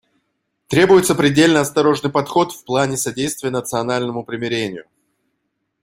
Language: Russian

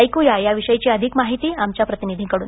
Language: Marathi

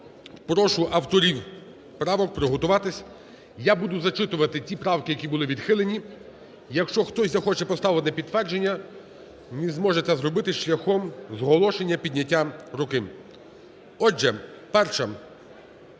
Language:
Ukrainian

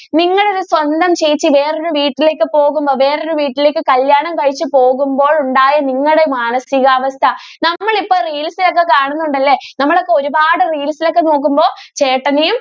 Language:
Malayalam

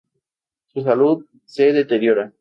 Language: Spanish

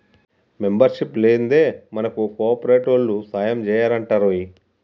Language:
Telugu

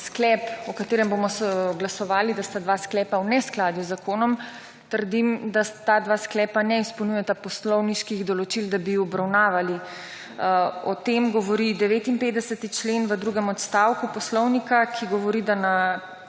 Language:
Slovenian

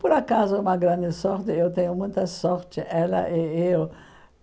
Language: Portuguese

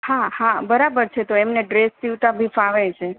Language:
Gujarati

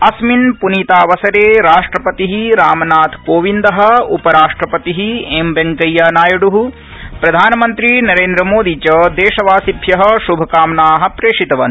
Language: Sanskrit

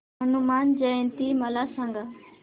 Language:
Marathi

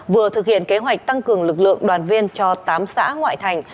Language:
Vietnamese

